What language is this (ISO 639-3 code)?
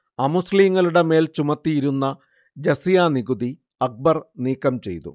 mal